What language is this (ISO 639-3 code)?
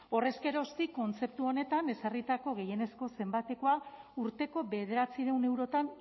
eus